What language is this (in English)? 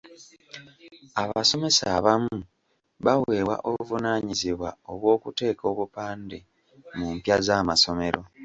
Ganda